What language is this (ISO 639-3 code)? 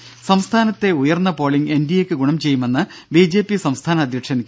mal